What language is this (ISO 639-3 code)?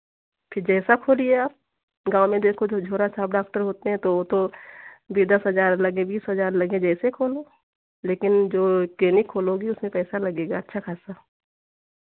hin